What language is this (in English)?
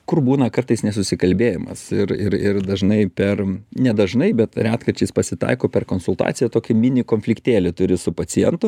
Lithuanian